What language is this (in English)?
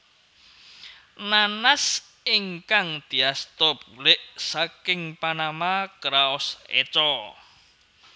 Javanese